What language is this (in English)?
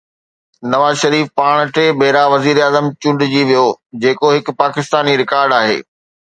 Sindhi